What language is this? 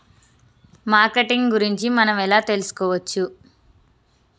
Telugu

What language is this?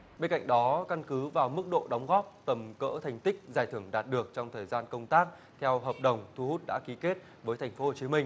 Vietnamese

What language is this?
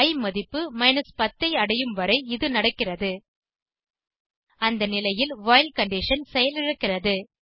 Tamil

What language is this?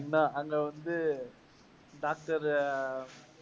Tamil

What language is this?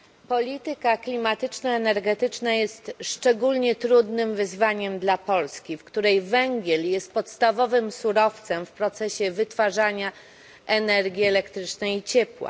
Polish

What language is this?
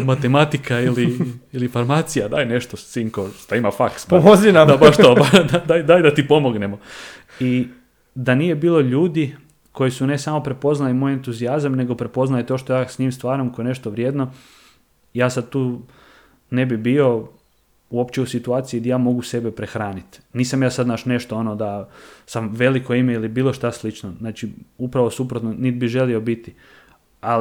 Croatian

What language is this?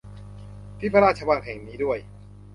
Thai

